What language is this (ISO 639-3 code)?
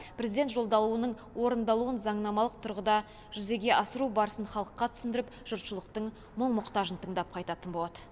kaz